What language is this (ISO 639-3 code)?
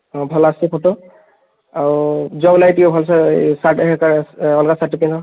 ori